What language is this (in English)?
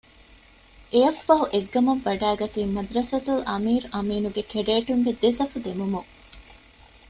Divehi